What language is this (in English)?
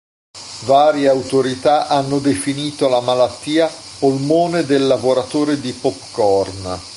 Italian